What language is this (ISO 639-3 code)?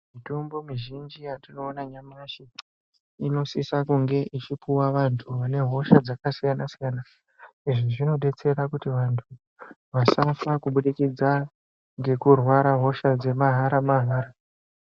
ndc